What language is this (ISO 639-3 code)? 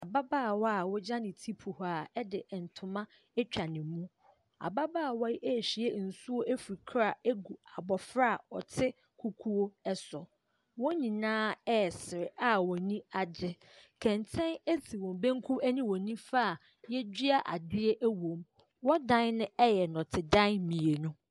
aka